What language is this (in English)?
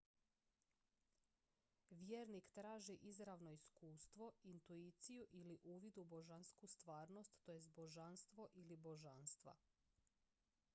Croatian